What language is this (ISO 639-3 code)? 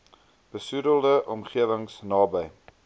afr